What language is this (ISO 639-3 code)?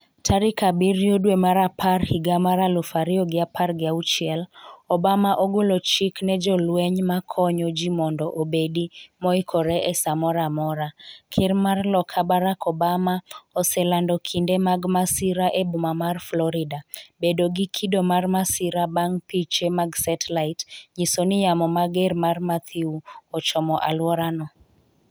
luo